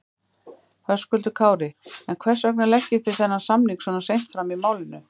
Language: Icelandic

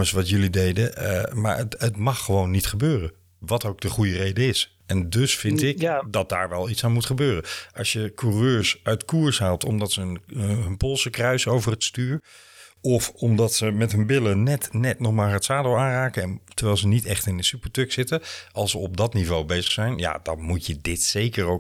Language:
Dutch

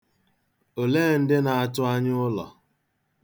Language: Igbo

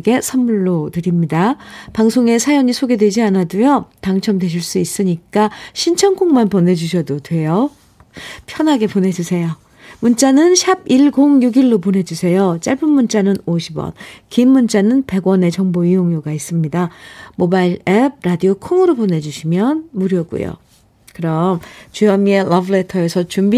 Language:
Korean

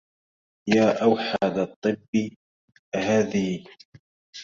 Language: Arabic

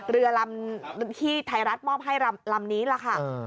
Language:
Thai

